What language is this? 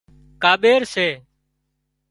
Wadiyara Koli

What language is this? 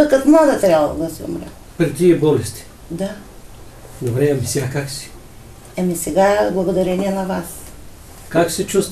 Bulgarian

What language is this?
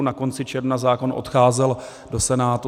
Czech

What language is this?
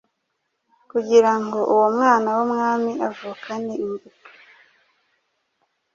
Kinyarwanda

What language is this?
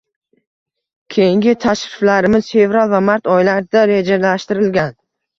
Uzbek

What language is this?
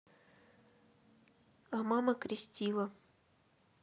Russian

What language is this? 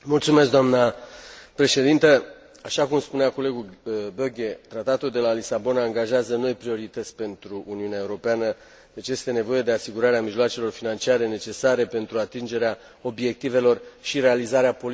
Romanian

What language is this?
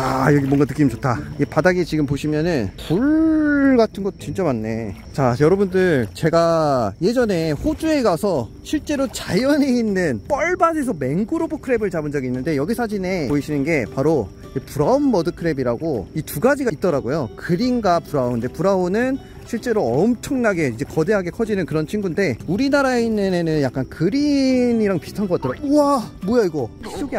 Korean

